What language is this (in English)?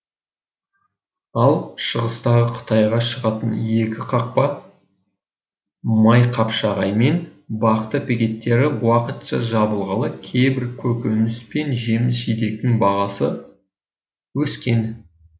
Kazakh